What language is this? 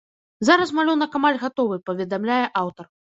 Belarusian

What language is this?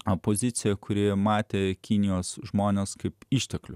Lithuanian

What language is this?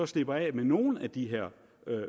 Danish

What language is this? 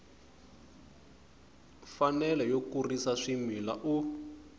Tsonga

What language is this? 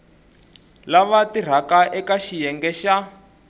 Tsonga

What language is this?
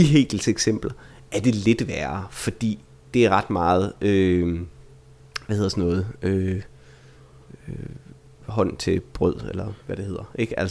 Danish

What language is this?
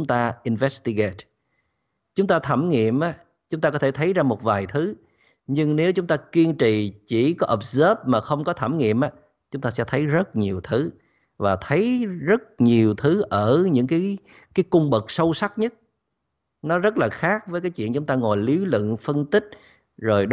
Vietnamese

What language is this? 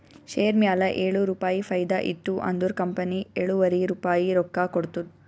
Kannada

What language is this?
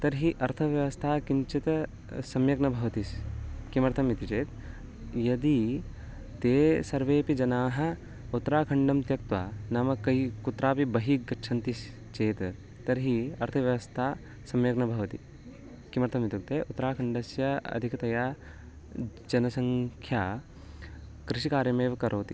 Sanskrit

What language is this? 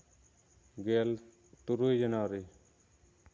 Santali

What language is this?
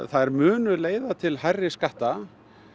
Icelandic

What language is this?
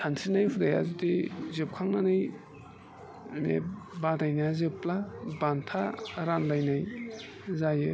Bodo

